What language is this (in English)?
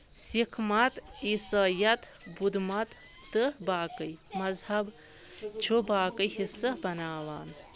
Kashmiri